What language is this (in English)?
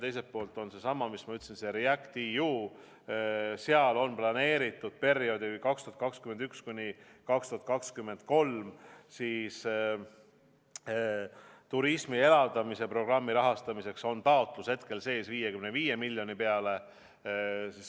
Estonian